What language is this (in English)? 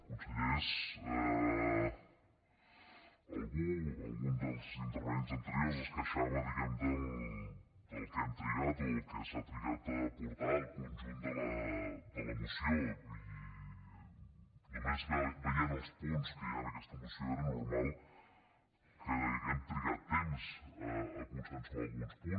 Catalan